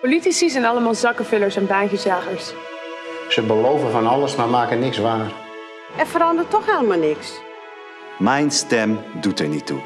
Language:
Dutch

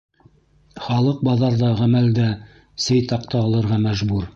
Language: Bashkir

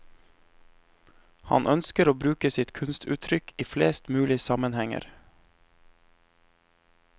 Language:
Norwegian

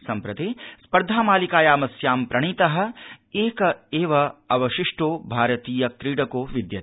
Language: Sanskrit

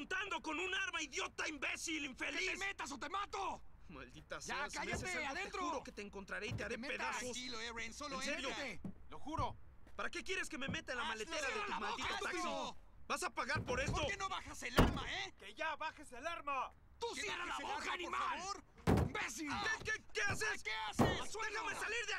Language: Spanish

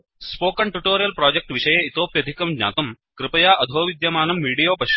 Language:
Sanskrit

